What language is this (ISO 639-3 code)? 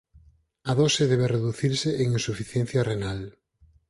glg